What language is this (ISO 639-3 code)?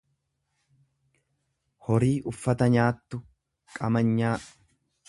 orm